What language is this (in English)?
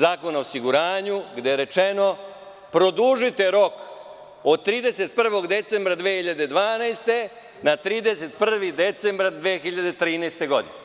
Serbian